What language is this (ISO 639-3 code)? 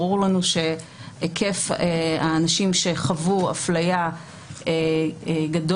heb